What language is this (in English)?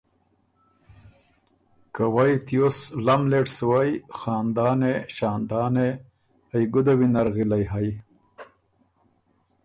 Ormuri